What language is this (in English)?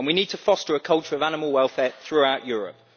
English